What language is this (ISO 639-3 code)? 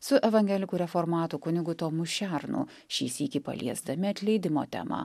lit